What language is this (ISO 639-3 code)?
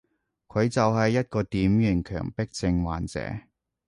yue